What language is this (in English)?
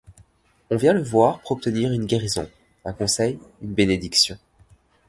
French